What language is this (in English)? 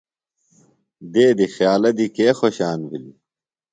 Phalura